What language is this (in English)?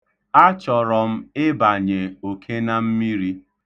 Igbo